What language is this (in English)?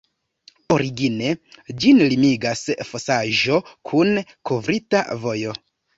Esperanto